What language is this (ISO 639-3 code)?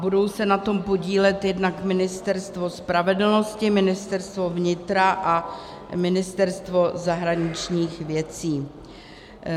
ces